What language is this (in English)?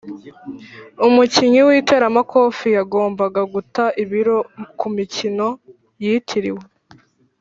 Kinyarwanda